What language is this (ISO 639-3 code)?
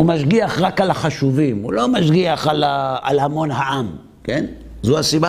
heb